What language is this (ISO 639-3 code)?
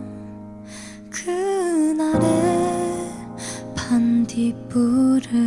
jpn